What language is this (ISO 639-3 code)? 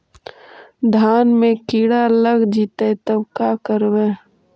mag